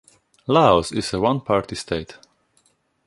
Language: English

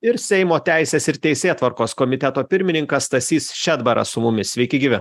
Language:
Lithuanian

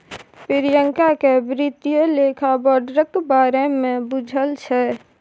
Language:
Maithili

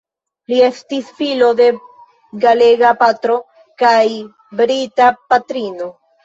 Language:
Esperanto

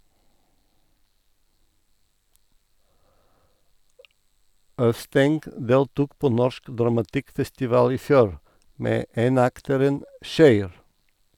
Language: Norwegian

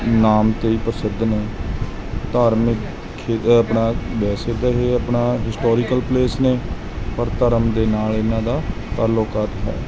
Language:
Punjabi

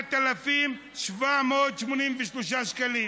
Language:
Hebrew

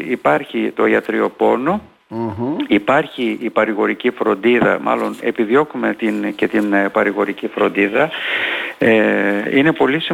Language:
Greek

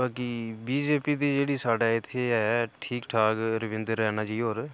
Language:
Dogri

